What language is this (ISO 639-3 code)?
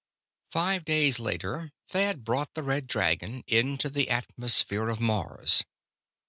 eng